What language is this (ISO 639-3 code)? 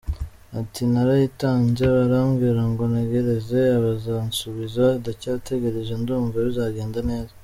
kin